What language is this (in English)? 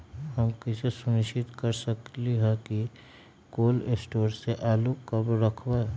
Magahi